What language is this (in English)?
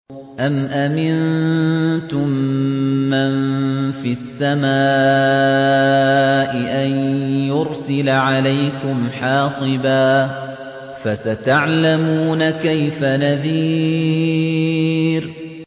Arabic